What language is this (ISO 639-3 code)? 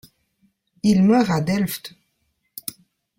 fra